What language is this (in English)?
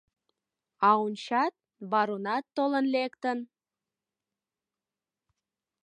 Mari